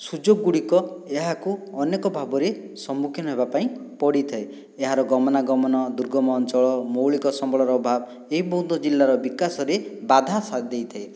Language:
Odia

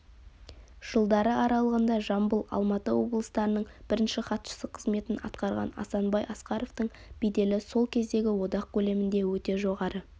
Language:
Kazakh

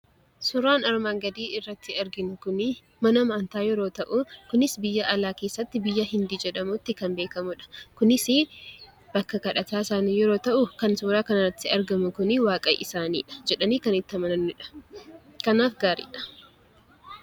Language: Oromo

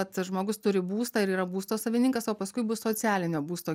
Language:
Lithuanian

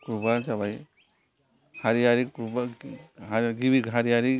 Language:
Bodo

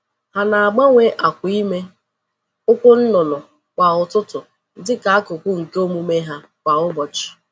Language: Igbo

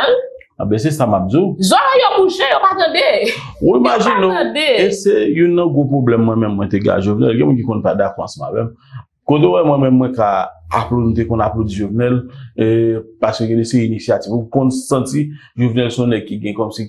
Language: French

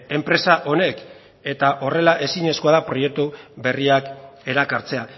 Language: Basque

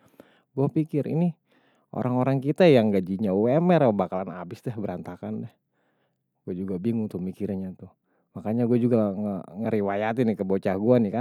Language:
Betawi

